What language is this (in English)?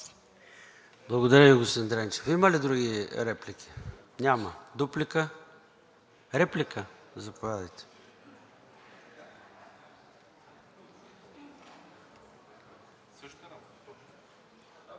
Bulgarian